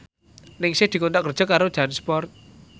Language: Javanese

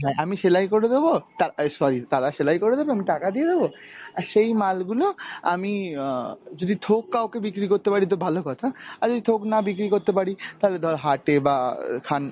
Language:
Bangla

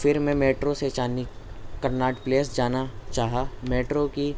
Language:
Urdu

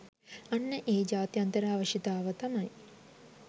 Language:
Sinhala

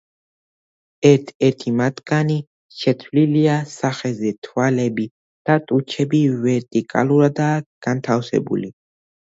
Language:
Georgian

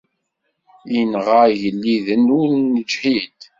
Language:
Kabyle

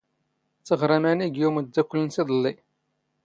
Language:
Standard Moroccan Tamazight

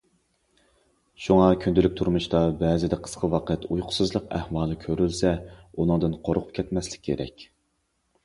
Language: Uyghur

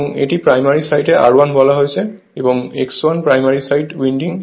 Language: Bangla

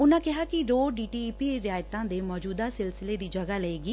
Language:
Punjabi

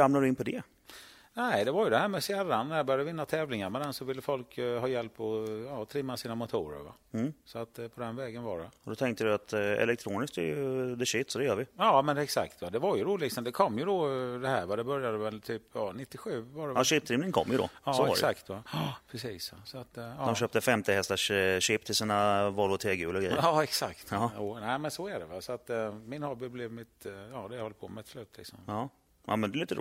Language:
Swedish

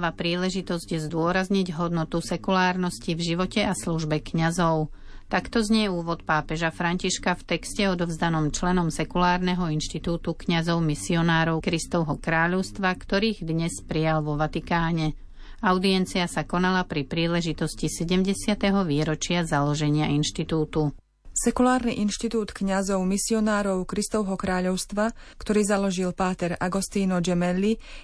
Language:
Slovak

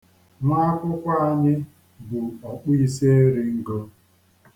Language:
Igbo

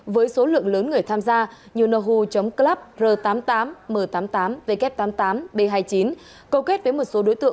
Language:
Vietnamese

